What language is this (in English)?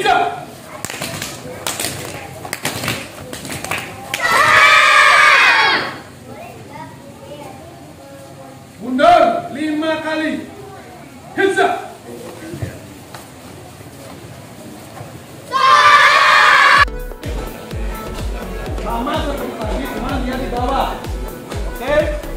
Indonesian